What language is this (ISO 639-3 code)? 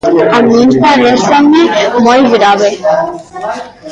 glg